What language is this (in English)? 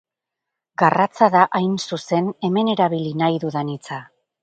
Basque